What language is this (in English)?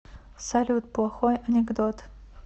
Russian